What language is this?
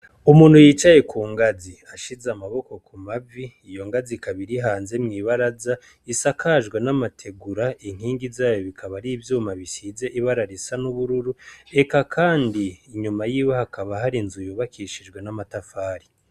Rundi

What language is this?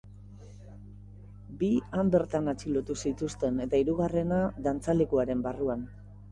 Basque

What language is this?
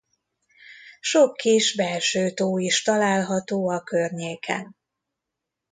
Hungarian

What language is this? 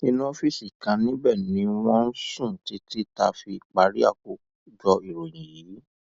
Yoruba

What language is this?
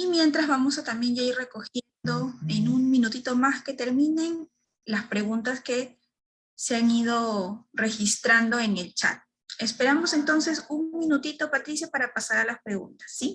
Spanish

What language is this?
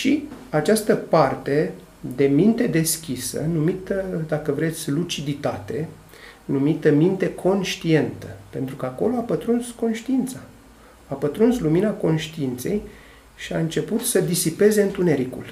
Romanian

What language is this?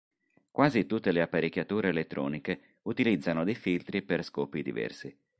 Italian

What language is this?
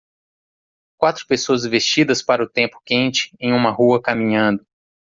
Portuguese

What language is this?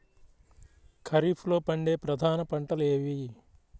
Telugu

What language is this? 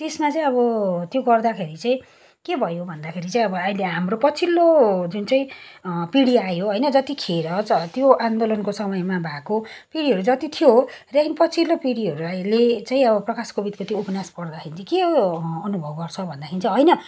Nepali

